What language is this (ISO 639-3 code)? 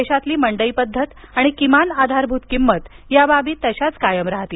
mar